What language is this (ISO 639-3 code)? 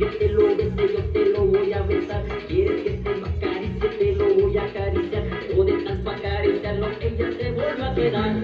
ron